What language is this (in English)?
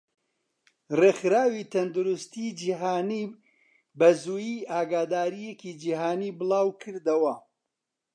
Central Kurdish